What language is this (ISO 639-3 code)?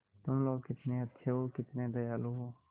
hin